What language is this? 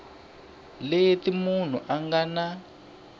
Tsonga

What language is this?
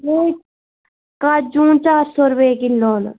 Dogri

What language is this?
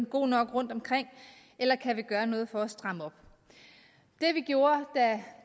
Danish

